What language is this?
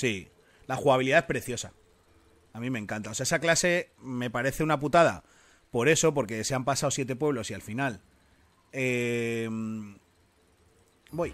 Spanish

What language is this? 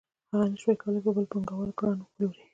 Pashto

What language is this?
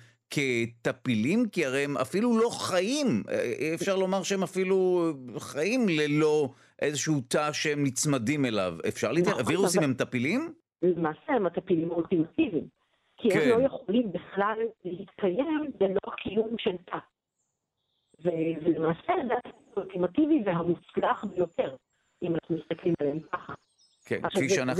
Hebrew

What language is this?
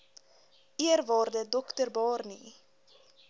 Afrikaans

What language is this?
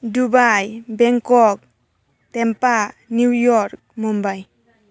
Bodo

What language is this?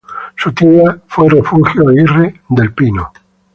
Spanish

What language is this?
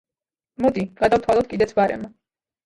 Georgian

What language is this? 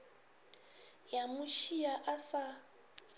Northern Sotho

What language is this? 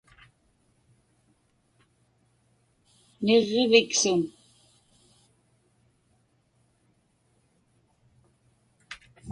Inupiaq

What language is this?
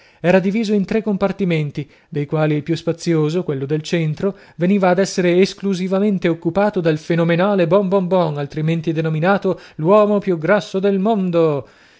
Italian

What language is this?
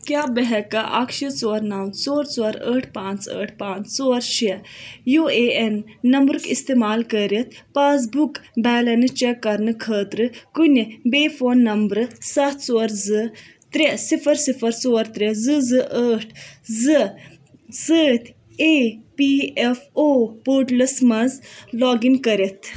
Kashmiri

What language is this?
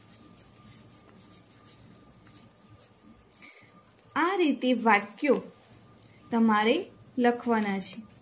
Gujarati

